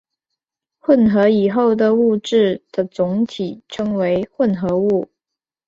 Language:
Chinese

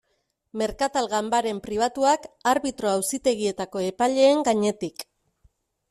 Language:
Basque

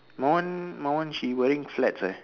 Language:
English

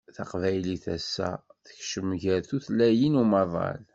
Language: Kabyle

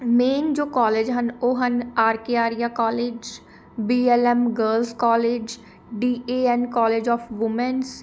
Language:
Punjabi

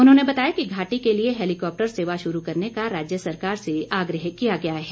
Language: Hindi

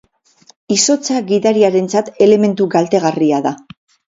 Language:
Basque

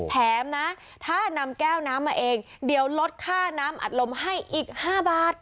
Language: Thai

